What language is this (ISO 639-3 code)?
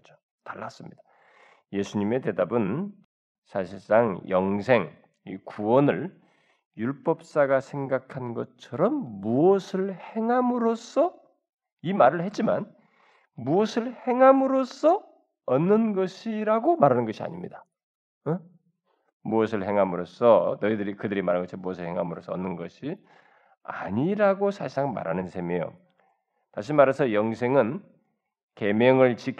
kor